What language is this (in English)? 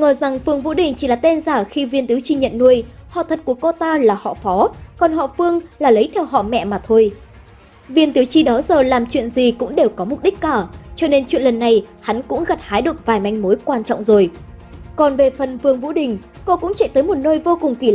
Vietnamese